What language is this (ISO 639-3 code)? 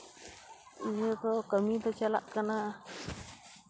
sat